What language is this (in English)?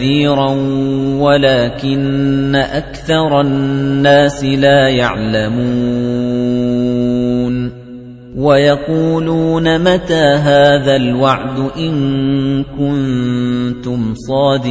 Arabic